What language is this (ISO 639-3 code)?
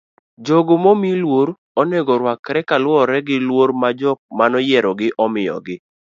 luo